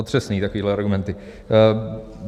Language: Czech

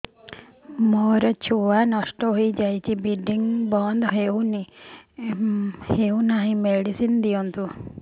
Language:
Odia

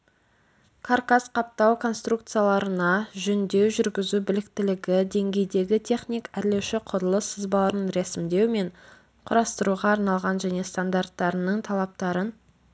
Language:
Kazakh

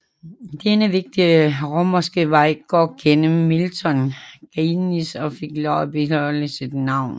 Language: Danish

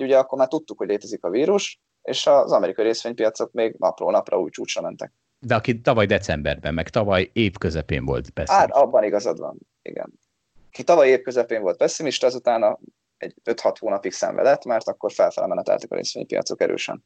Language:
Hungarian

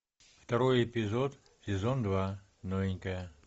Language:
Russian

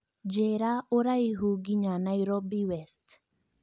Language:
Kikuyu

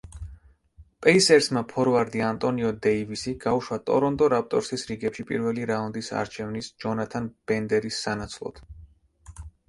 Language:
Georgian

